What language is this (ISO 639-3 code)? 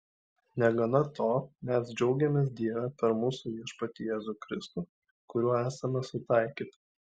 lit